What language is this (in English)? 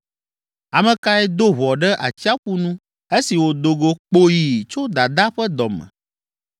Ewe